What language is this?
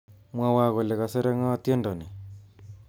Kalenjin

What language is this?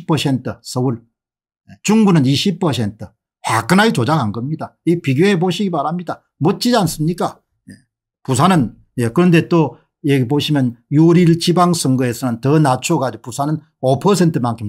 Korean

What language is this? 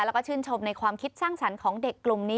Thai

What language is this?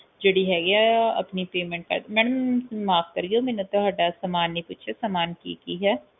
Punjabi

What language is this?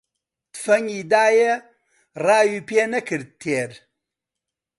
Central Kurdish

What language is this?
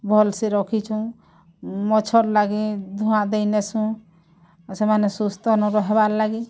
Odia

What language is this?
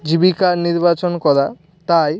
Bangla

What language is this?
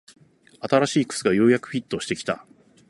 Japanese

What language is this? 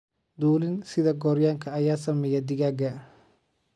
Somali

